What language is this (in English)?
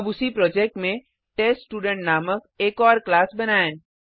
Hindi